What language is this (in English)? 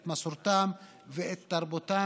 Hebrew